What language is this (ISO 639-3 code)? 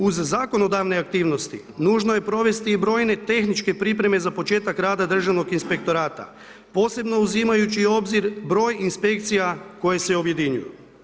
hrv